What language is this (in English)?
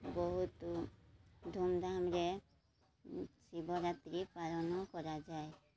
Odia